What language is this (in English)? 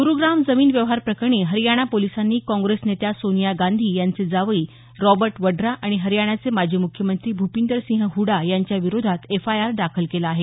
Marathi